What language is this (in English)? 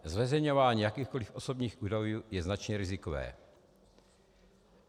Czech